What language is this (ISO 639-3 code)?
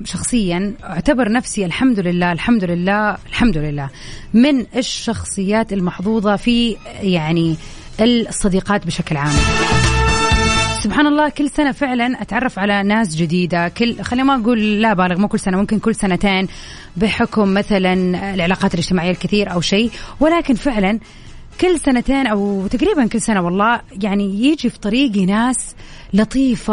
ara